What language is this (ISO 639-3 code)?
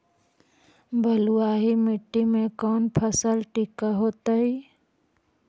mag